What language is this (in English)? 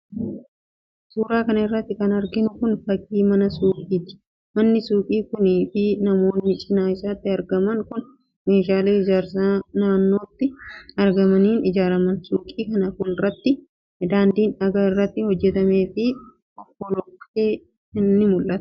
Oromo